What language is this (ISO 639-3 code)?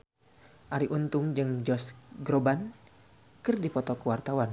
sun